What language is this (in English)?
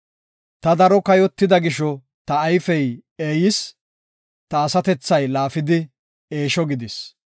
Gofa